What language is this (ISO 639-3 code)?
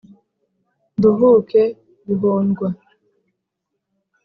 kin